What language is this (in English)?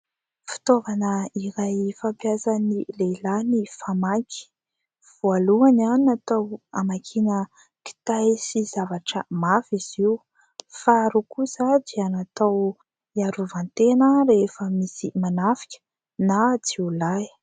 Malagasy